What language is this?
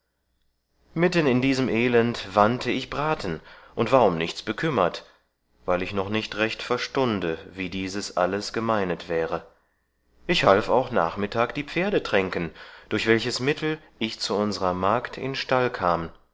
German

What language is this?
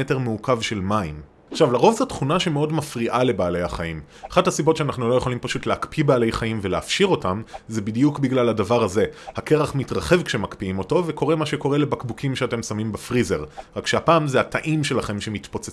Hebrew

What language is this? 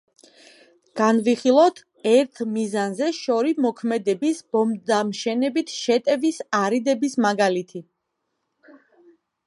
Georgian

